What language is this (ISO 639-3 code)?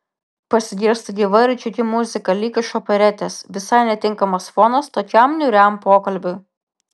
lit